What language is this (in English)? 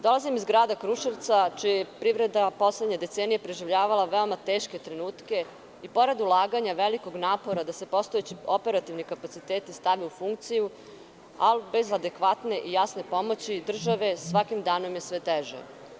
Serbian